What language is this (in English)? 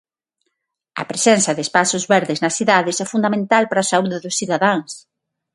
Galician